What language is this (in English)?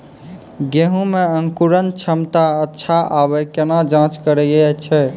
Maithili